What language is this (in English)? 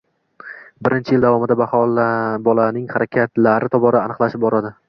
Uzbek